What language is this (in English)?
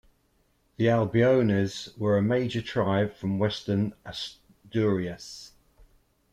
English